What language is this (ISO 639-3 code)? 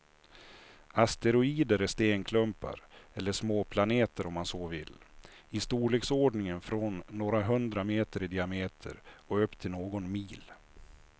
swe